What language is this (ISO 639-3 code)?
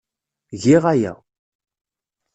kab